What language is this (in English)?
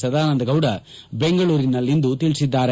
Kannada